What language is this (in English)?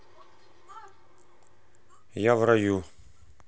Russian